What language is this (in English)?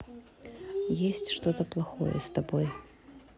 Russian